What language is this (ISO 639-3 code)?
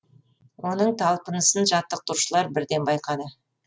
kaz